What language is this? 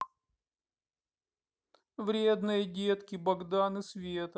Russian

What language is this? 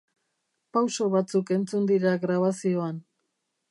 Basque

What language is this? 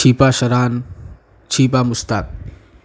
Gujarati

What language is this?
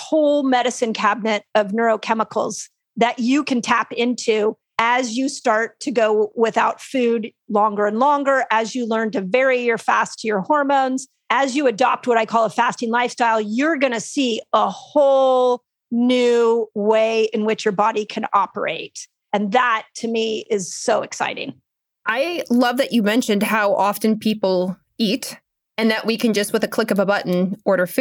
English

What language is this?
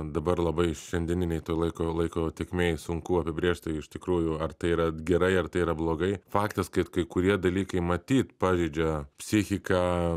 Lithuanian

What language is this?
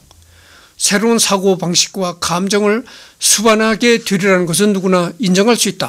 Korean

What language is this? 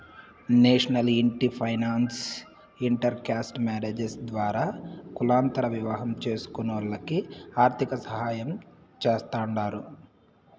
Telugu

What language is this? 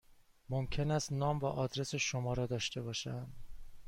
Persian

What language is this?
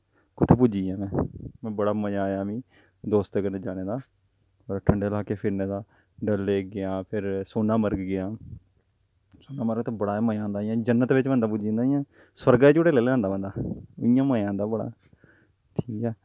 Dogri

